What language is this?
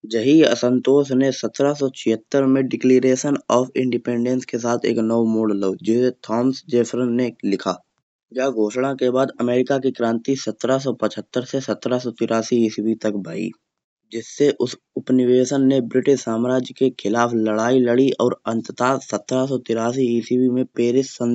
Kanauji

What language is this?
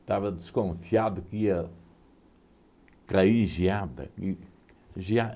Portuguese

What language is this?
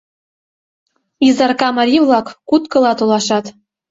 Mari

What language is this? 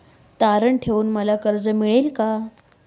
Marathi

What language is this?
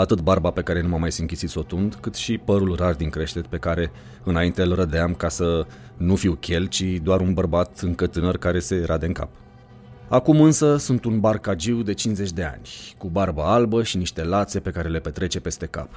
Romanian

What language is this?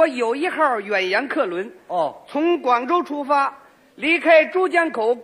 Chinese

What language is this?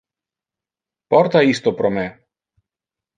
Interlingua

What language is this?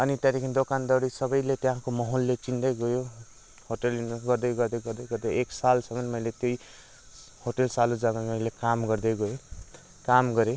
Nepali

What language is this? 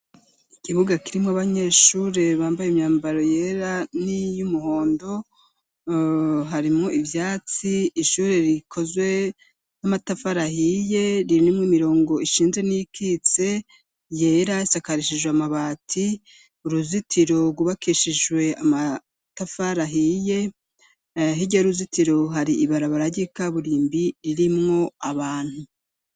Rundi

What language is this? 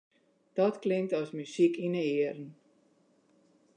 Western Frisian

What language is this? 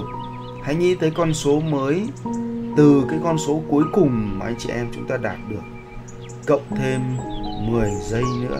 Vietnamese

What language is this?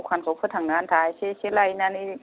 Bodo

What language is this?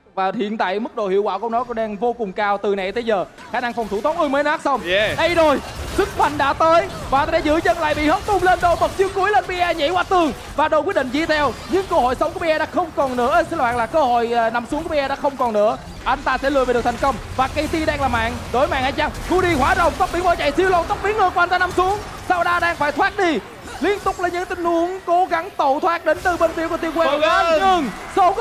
Vietnamese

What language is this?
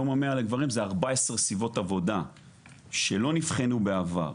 Hebrew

